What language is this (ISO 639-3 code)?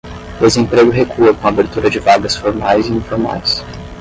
por